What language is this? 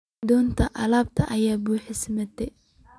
Somali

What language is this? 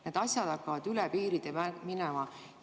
Estonian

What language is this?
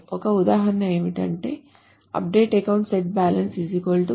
Telugu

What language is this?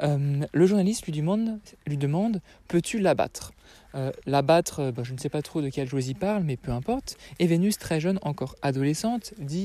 French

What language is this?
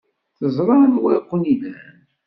Kabyle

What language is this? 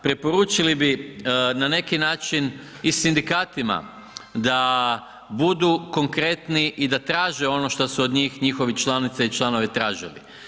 Croatian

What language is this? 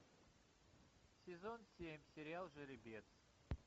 Russian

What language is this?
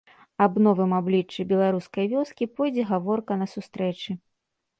Belarusian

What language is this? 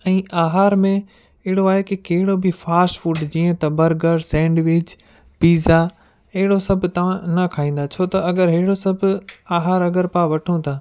Sindhi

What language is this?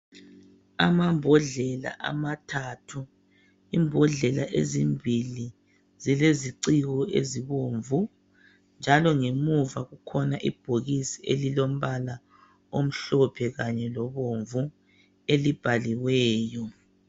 North Ndebele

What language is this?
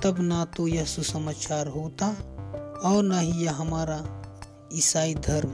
Hindi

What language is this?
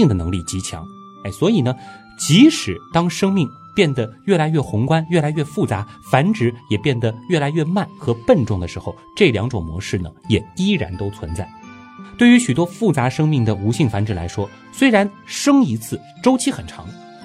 Chinese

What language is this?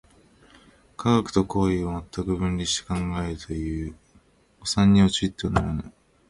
Japanese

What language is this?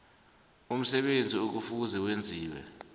South Ndebele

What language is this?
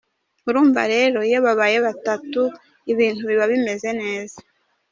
Kinyarwanda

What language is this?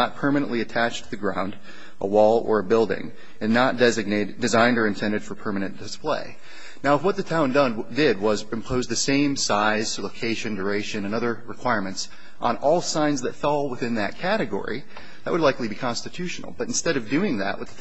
English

